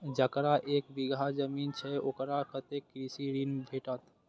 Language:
Maithili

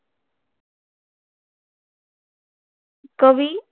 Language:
Marathi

